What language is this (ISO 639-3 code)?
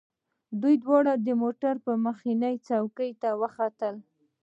pus